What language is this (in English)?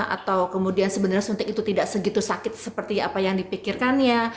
Indonesian